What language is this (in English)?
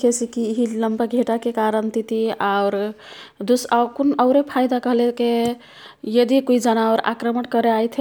Kathoriya Tharu